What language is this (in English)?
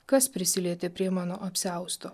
Lithuanian